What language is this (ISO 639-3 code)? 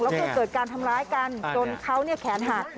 tha